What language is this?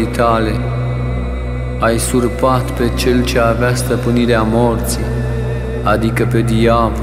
Romanian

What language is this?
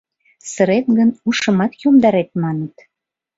Mari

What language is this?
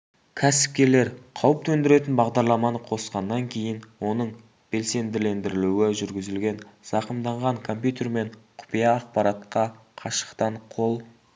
Kazakh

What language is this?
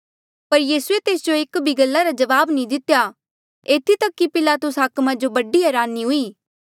Mandeali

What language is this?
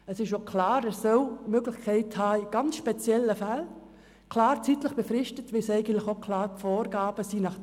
Swiss German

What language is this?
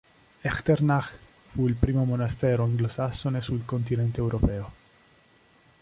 Italian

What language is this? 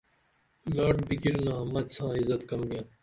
Dameli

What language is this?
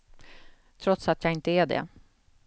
Swedish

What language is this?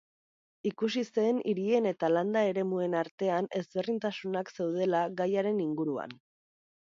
Basque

